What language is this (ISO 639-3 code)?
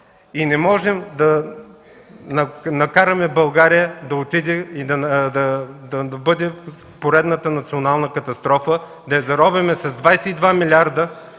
bul